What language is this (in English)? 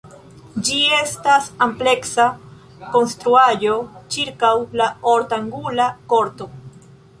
Esperanto